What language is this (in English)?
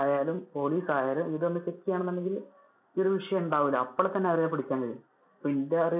Malayalam